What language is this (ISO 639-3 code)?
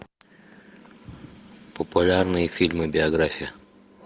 rus